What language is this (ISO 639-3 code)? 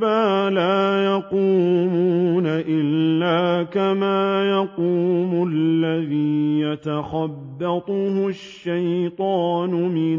ara